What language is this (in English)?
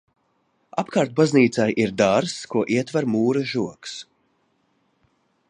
Latvian